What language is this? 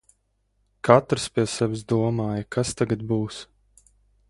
Latvian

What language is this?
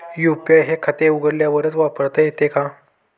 Marathi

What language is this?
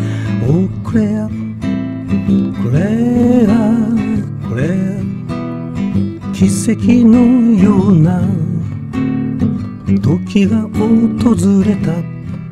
Korean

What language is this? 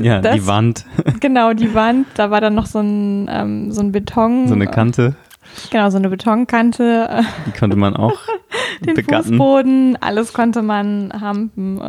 German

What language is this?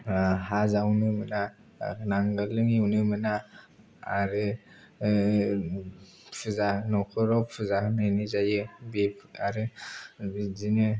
Bodo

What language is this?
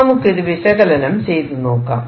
Malayalam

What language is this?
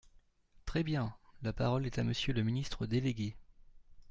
French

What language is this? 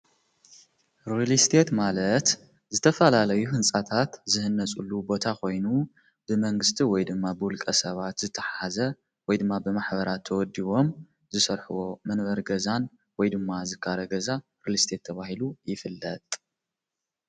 Tigrinya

